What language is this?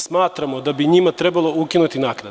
Serbian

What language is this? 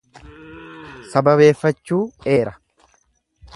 Oromo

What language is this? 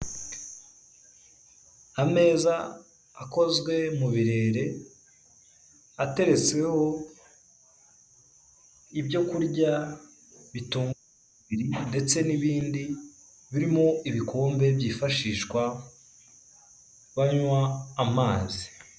Kinyarwanda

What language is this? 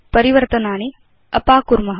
Sanskrit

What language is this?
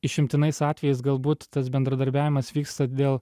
Lithuanian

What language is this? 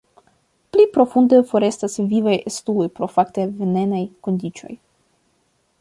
Esperanto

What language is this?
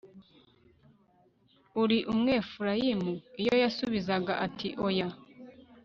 Kinyarwanda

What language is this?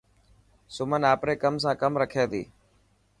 Dhatki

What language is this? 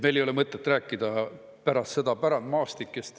Estonian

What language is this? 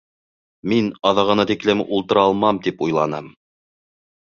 Bashkir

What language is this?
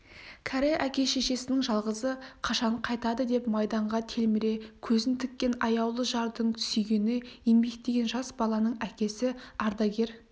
Kazakh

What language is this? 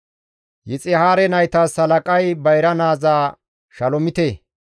Gamo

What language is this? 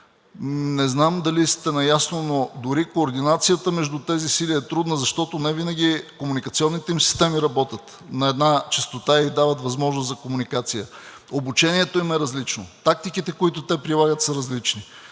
Bulgarian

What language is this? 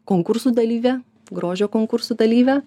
Lithuanian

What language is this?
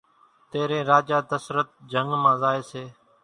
Kachi Koli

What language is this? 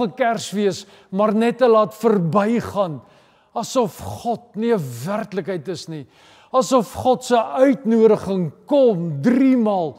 Dutch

